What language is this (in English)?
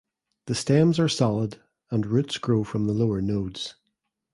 English